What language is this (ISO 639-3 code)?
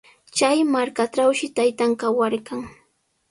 qws